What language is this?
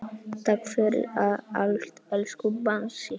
Icelandic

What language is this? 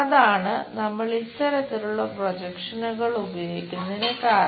Malayalam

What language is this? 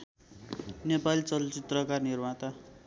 Nepali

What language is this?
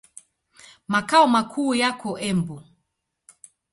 Swahili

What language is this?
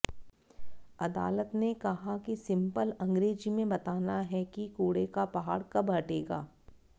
Hindi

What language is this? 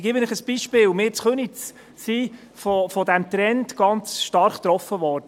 Swiss German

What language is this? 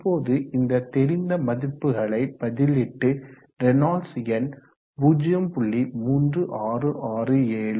Tamil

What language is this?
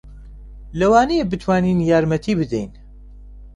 Central Kurdish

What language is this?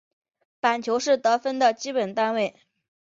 Chinese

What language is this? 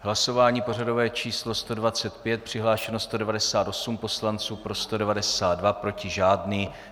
Czech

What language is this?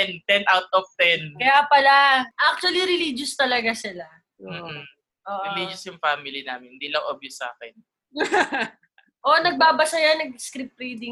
Filipino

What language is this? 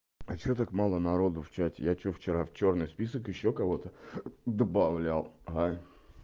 Russian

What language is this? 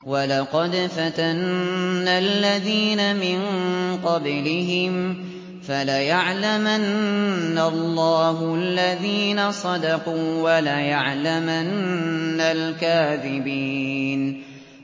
Arabic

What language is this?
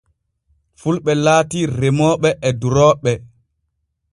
Borgu Fulfulde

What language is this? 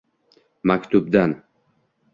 Uzbek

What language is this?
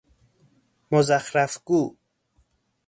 Persian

